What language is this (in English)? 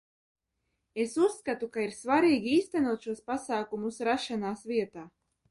Latvian